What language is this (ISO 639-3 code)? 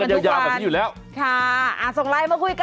tha